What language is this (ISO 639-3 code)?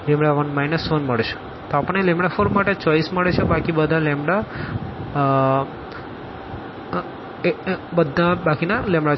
guj